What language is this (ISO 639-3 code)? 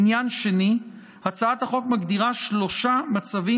heb